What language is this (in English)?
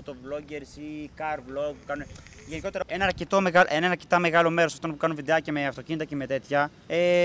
Greek